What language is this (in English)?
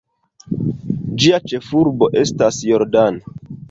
Esperanto